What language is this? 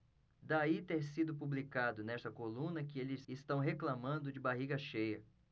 Portuguese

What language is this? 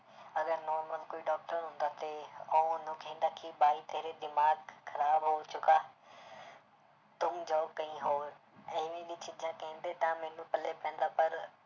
Punjabi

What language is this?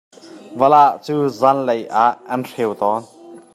Hakha Chin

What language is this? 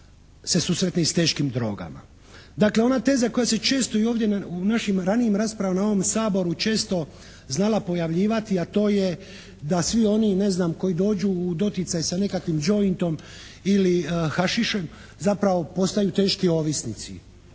Croatian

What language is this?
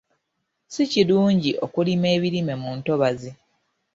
Ganda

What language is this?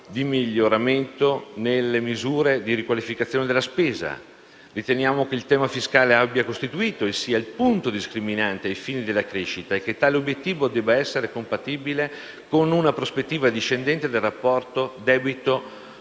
Italian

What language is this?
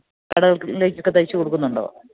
Malayalam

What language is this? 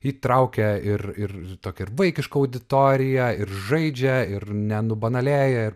Lithuanian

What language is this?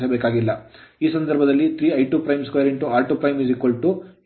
Kannada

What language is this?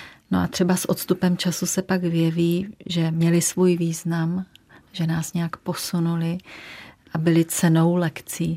Czech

